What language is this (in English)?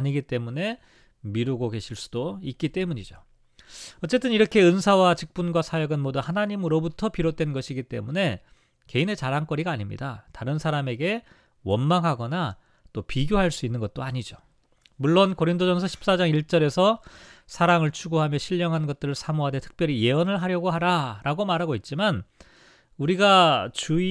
Korean